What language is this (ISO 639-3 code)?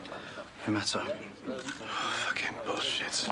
cym